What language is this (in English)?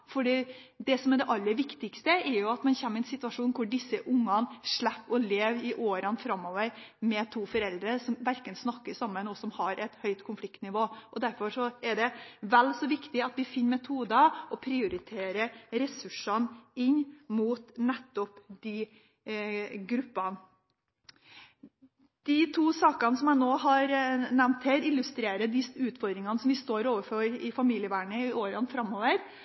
Norwegian Bokmål